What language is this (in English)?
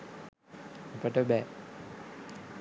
Sinhala